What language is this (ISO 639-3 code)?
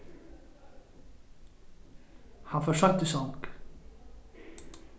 fao